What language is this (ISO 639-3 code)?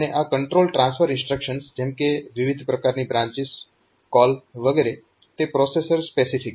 guj